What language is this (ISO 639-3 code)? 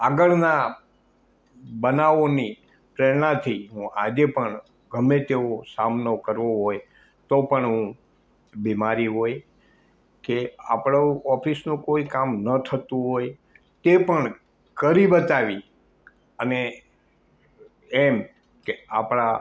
guj